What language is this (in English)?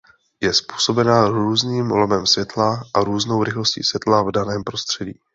Czech